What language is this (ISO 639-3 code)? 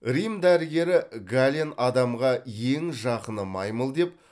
kaz